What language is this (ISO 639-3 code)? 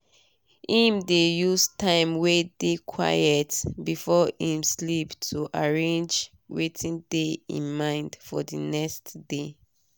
pcm